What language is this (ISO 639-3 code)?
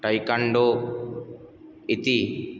san